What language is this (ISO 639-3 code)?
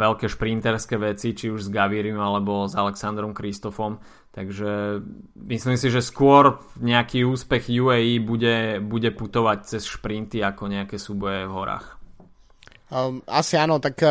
slk